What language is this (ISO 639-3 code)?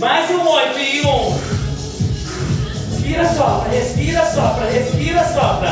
por